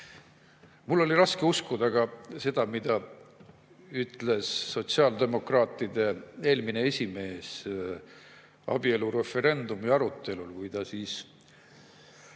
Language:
Estonian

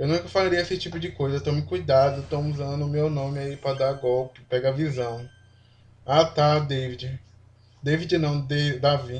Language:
Portuguese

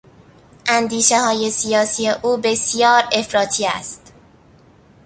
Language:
Persian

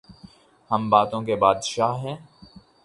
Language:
Urdu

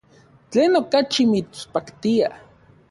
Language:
Central Puebla Nahuatl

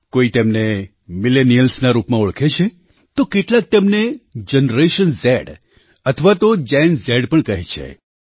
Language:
Gujarati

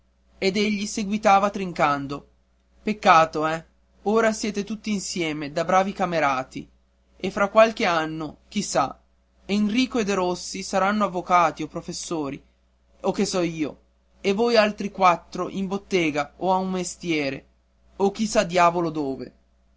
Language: Italian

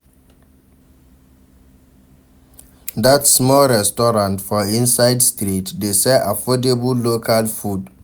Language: Nigerian Pidgin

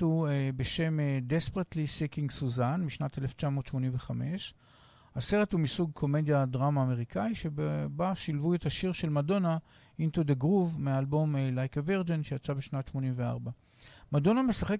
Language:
Hebrew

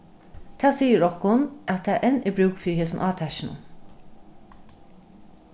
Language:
Faroese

